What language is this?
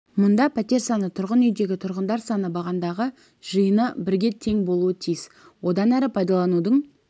Kazakh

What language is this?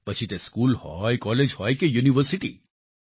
Gujarati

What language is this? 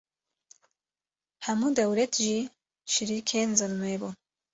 Kurdish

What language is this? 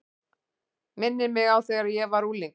Icelandic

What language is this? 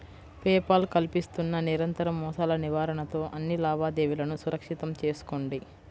Telugu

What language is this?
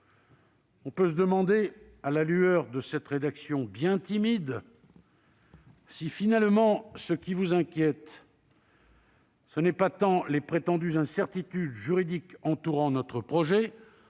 French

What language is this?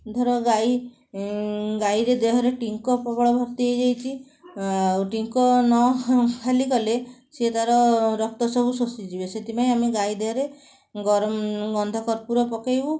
Odia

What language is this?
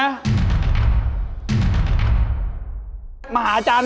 Thai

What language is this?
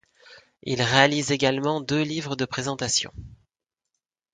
French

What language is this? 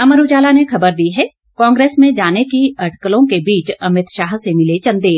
Hindi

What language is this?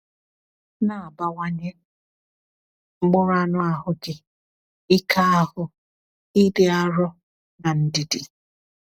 Igbo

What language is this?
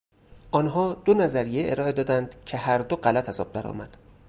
Persian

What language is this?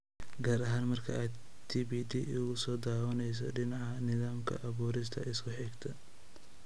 Somali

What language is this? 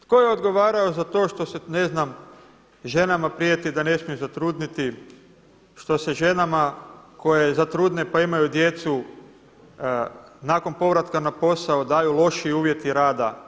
Croatian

